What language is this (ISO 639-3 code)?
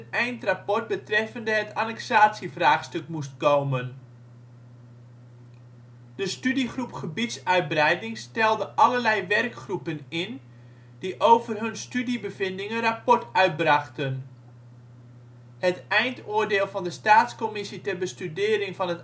nld